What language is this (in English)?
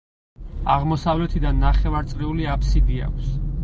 Georgian